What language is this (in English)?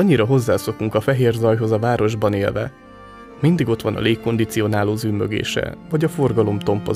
Hungarian